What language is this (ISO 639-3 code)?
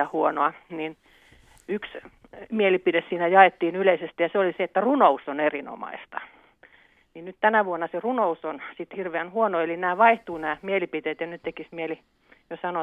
fin